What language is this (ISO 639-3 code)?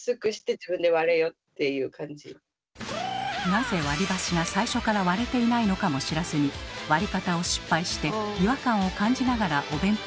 jpn